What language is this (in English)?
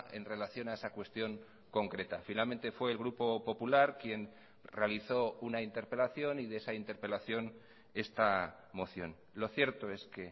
Spanish